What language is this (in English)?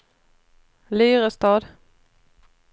Swedish